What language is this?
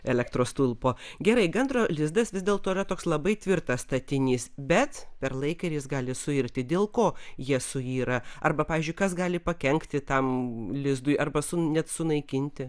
Lithuanian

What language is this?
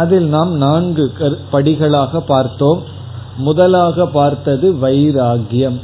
Tamil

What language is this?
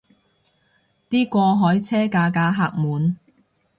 Cantonese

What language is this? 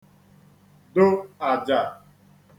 Igbo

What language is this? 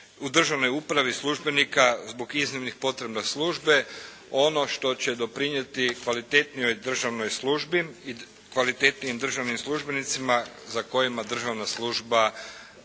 Croatian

